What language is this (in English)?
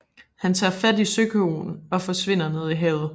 Danish